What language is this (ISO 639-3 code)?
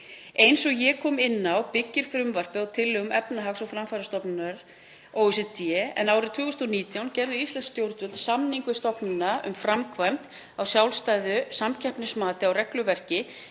isl